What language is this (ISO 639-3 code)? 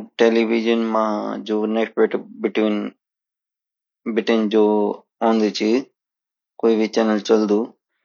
gbm